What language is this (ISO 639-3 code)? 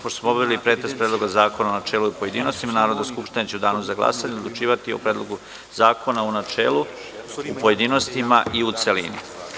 srp